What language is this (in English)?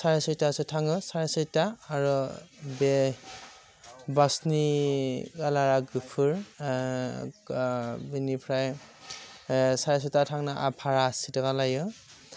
Bodo